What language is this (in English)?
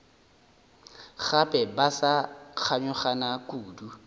Northern Sotho